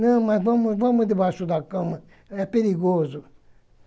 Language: Portuguese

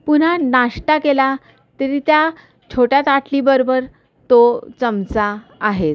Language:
Marathi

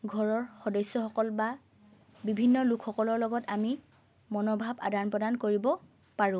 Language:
Assamese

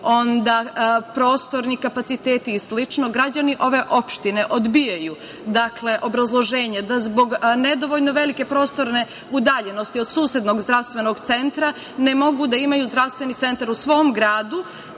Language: Serbian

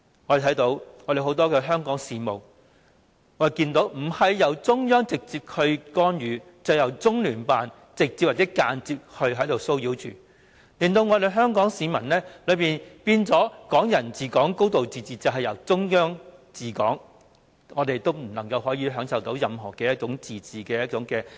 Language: Cantonese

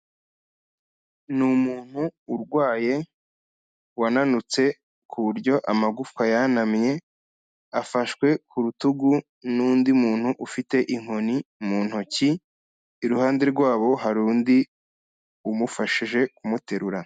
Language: Kinyarwanda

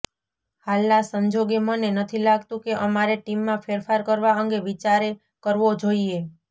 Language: Gujarati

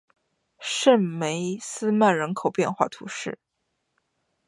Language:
Chinese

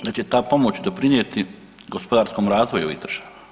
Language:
Croatian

